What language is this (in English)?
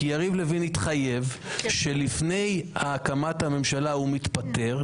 Hebrew